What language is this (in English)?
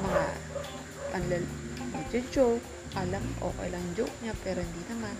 Filipino